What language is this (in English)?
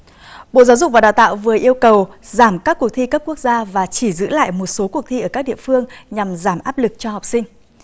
Vietnamese